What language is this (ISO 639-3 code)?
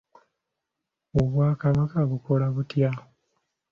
lug